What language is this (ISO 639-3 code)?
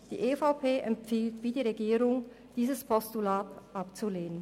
gsw